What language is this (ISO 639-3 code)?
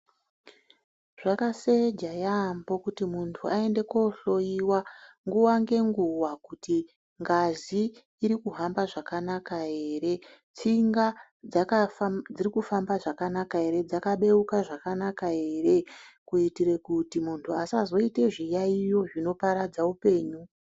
ndc